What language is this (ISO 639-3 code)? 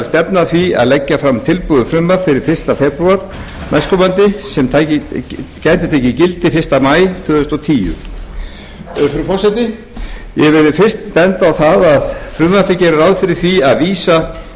isl